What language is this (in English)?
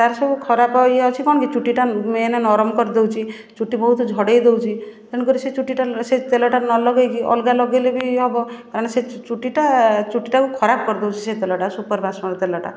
Odia